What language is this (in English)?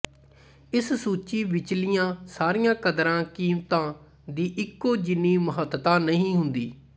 Punjabi